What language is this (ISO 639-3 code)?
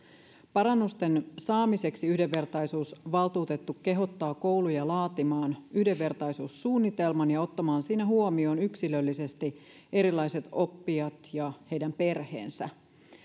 fin